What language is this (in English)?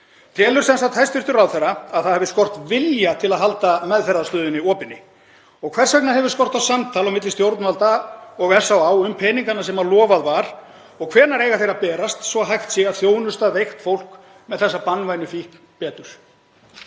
Icelandic